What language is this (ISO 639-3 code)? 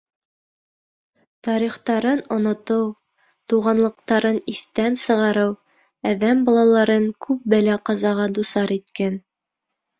bak